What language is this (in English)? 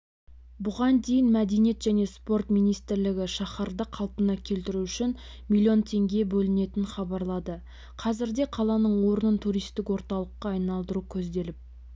Kazakh